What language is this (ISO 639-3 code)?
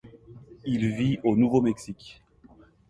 fra